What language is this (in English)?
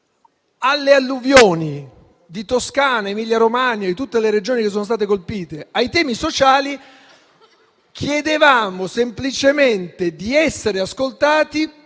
Italian